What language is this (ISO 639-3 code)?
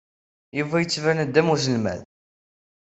kab